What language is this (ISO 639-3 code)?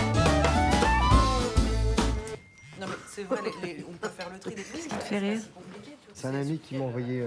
fra